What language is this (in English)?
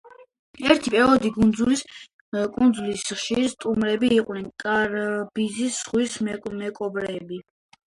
Georgian